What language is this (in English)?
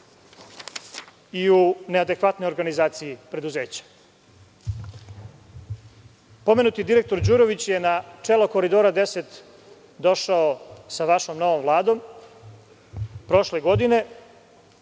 Serbian